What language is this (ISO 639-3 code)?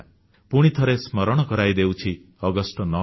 ori